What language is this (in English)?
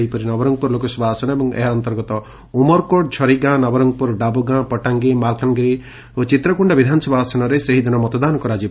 Odia